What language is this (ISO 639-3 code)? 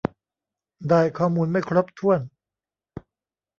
tha